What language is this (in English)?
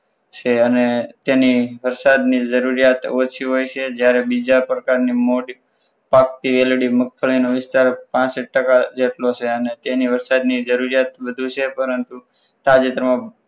Gujarati